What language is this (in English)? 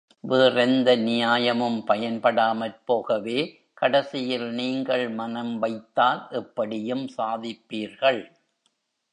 Tamil